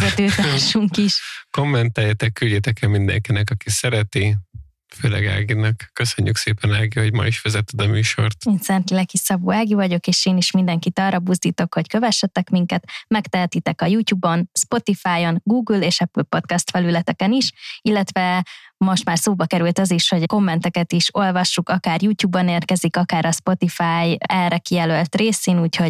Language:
Hungarian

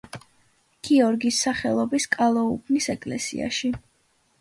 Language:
Georgian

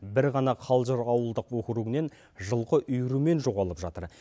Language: Kazakh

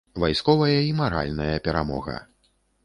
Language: Belarusian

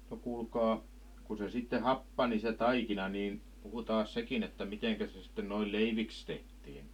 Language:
Finnish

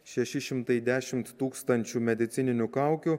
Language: Lithuanian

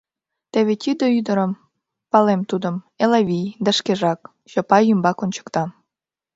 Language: Mari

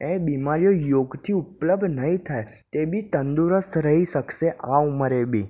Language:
Gujarati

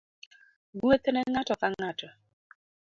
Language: Luo (Kenya and Tanzania)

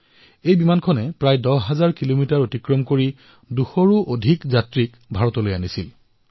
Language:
Assamese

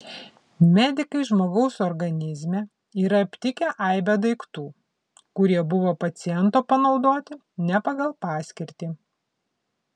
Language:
Lithuanian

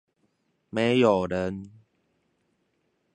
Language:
Chinese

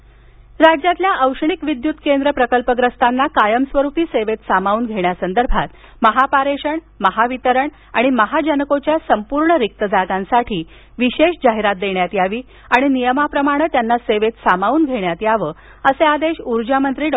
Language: Marathi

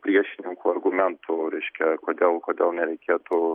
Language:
Lithuanian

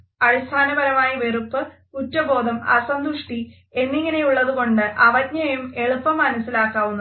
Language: Malayalam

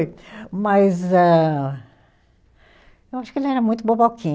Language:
Portuguese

